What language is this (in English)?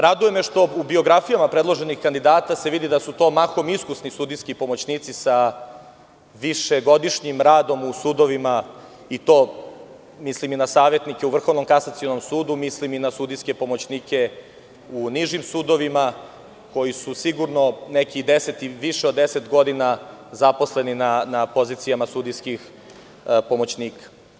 Serbian